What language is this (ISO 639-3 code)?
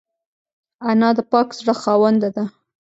pus